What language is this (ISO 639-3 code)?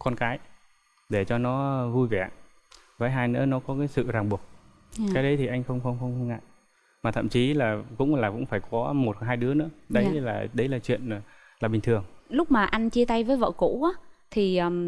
vie